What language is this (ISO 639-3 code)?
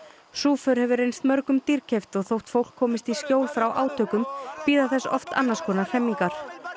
isl